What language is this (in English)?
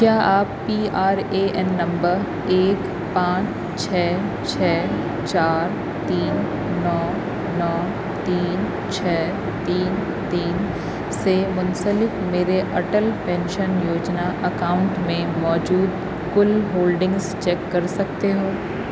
Urdu